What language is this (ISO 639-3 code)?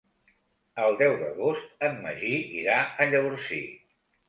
cat